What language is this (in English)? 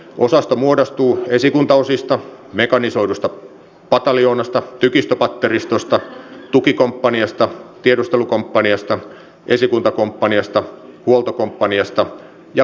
Finnish